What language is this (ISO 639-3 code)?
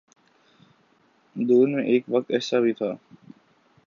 urd